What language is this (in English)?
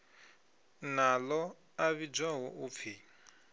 Venda